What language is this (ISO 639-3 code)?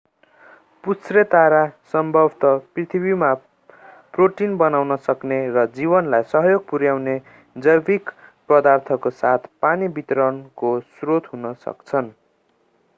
nep